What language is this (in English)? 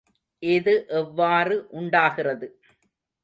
Tamil